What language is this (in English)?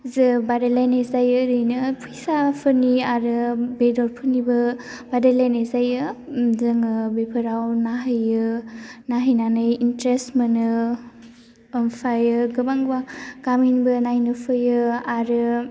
Bodo